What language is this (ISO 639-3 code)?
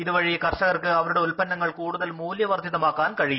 mal